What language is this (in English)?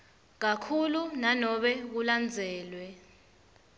Swati